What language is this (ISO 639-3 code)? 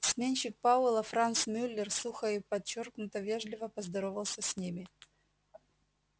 rus